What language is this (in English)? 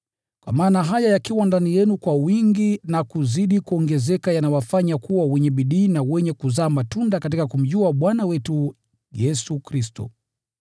Swahili